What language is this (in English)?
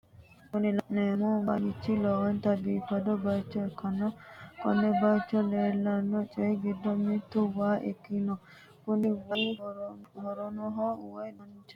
Sidamo